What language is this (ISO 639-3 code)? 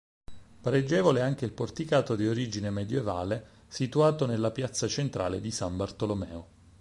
ita